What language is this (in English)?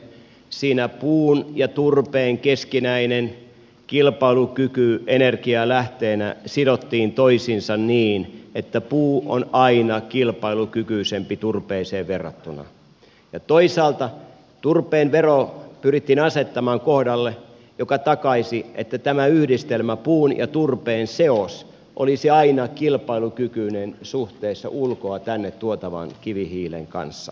Finnish